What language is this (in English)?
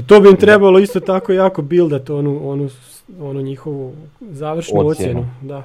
Croatian